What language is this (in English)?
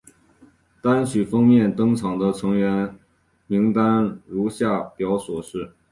Chinese